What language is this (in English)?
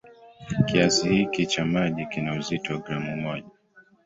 Swahili